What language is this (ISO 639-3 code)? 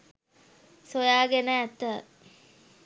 sin